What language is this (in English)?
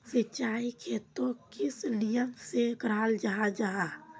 Magahi